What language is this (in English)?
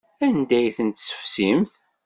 Kabyle